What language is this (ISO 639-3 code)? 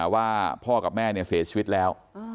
tha